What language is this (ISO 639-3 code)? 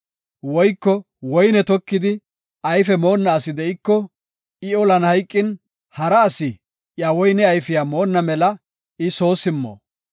gof